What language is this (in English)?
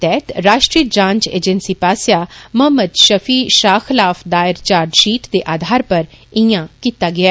Dogri